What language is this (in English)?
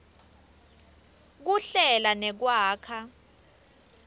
Swati